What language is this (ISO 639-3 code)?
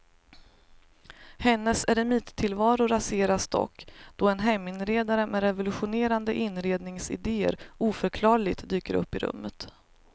swe